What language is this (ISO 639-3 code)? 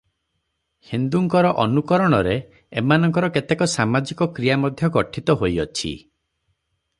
ori